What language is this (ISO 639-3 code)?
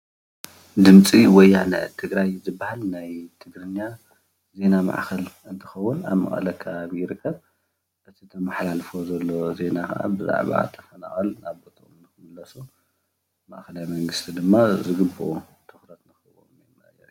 tir